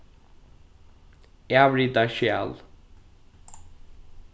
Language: Faroese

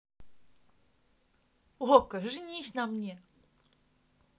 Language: Russian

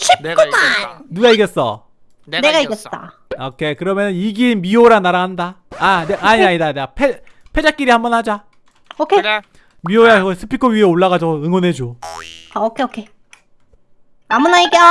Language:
Korean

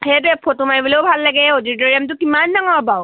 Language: Assamese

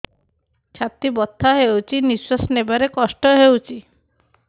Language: Odia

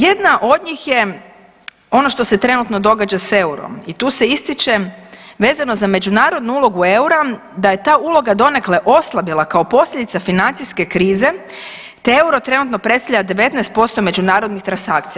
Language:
Croatian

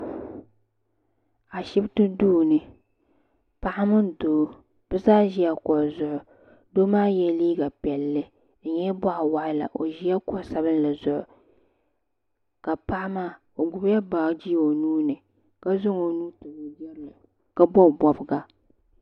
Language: Dagbani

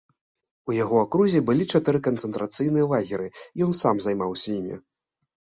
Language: Belarusian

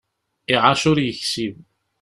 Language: Kabyle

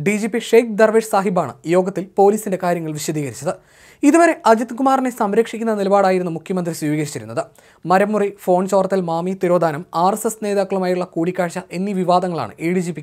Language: Malayalam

